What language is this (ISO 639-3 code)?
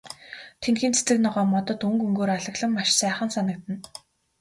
mon